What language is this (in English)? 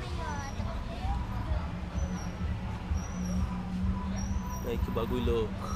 Portuguese